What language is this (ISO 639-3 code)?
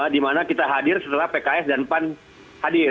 ind